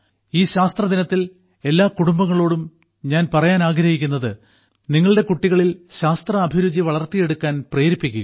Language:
Malayalam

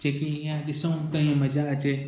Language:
Sindhi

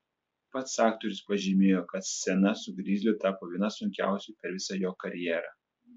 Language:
Lithuanian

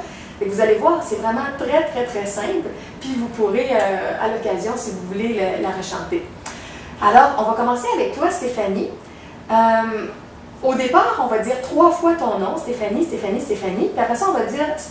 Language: French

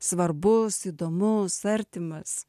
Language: Lithuanian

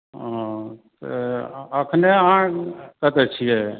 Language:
Maithili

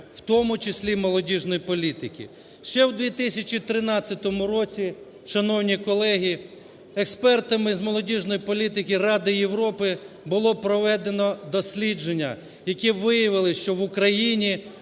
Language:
Ukrainian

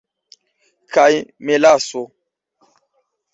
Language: Esperanto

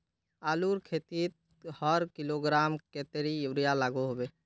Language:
Magahi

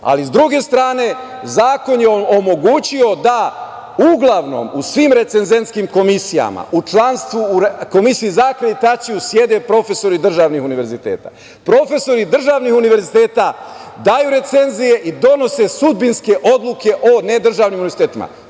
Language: Serbian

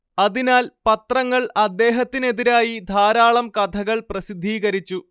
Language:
Malayalam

